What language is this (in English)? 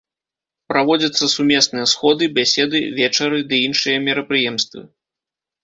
Belarusian